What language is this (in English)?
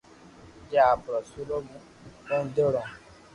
Loarki